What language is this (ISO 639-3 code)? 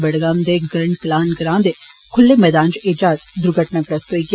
doi